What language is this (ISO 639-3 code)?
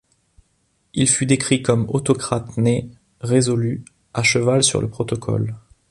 fra